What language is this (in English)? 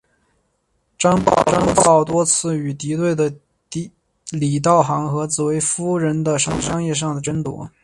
Chinese